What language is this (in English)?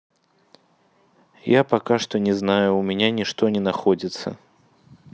Russian